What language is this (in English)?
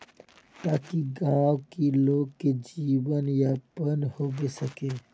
Magahi